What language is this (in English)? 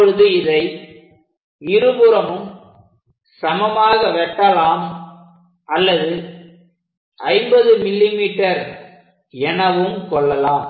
Tamil